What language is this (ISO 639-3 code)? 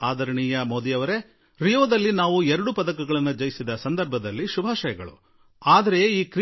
kan